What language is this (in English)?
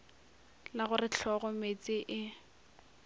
Northern Sotho